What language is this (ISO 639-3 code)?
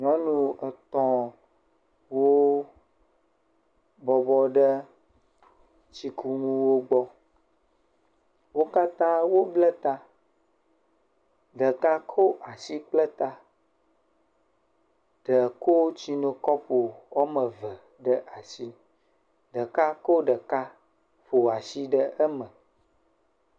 ewe